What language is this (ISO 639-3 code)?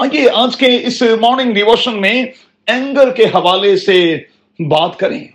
urd